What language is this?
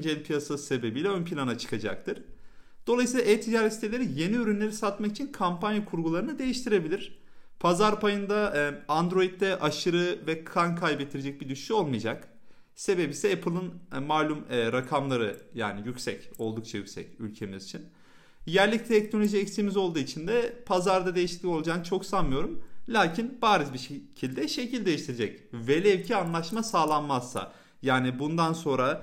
Turkish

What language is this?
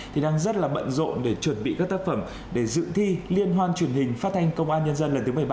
Vietnamese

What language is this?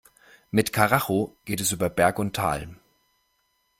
German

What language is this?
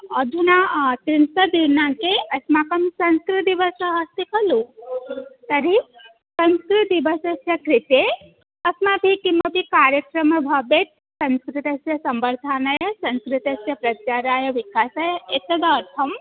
Sanskrit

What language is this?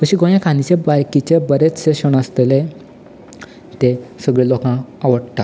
Konkani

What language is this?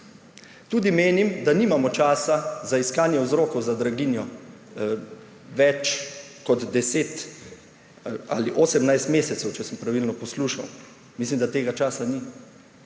Slovenian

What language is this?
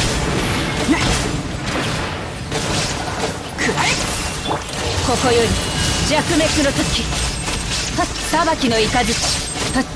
Japanese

